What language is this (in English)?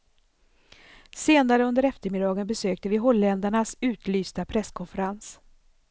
Swedish